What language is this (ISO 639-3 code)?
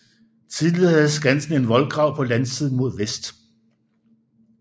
dan